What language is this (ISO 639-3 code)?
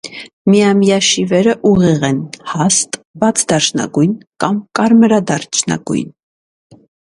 hye